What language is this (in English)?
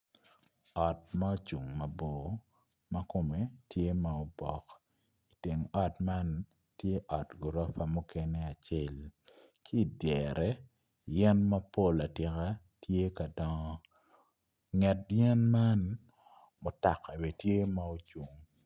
Acoli